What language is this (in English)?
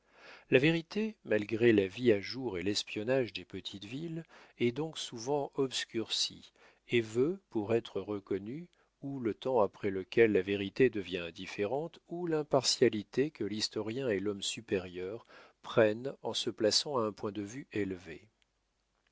French